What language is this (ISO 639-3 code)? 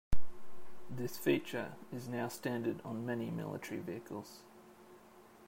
eng